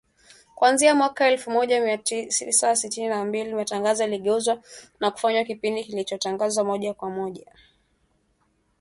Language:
Swahili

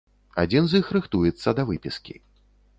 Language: Belarusian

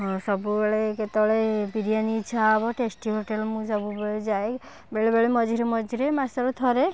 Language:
Odia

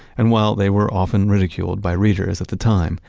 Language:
English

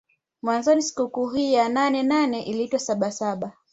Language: Swahili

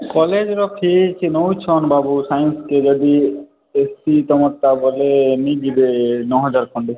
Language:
Odia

